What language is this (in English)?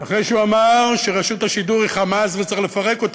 Hebrew